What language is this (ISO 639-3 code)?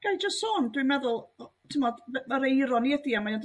cym